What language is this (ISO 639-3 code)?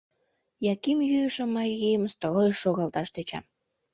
chm